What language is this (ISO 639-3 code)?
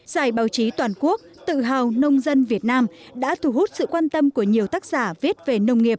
vie